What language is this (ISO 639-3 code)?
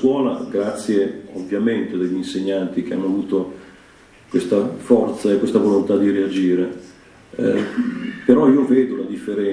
ita